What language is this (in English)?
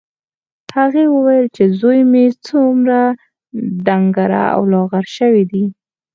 Pashto